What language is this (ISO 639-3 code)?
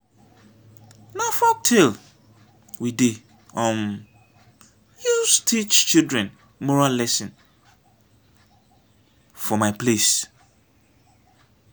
pcm